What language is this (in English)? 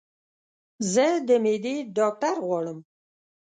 Pashto